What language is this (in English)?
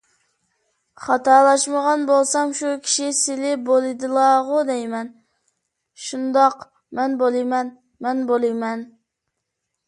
Uyghur